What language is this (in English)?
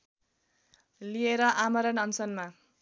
Nepali